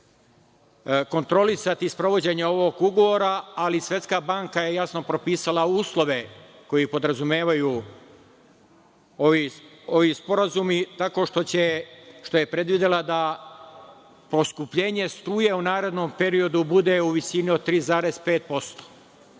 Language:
Serbian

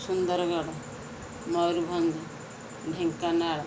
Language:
Odia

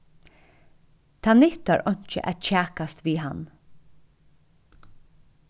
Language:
Faroese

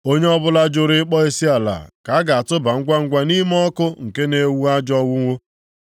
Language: Igbo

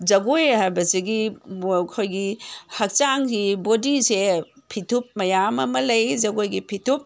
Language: Manipuri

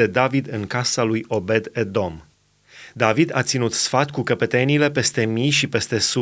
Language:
Romanian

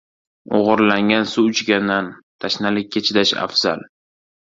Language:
Uzbek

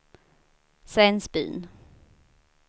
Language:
Swedish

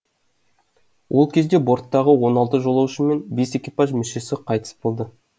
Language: Kazakh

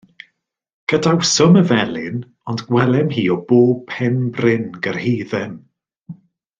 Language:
Welsh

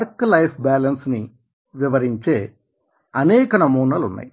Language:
Telugu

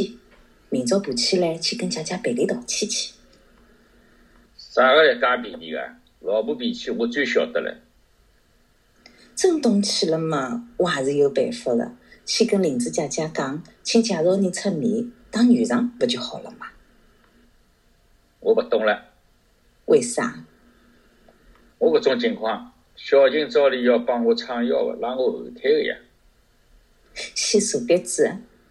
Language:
Chinese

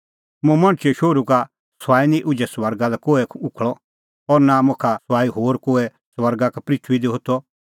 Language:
Kullu Pahari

